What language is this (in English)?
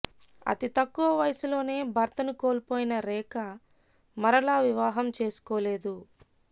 Telugu